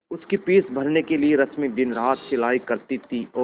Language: Hindi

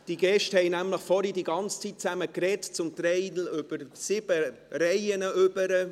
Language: Swiss German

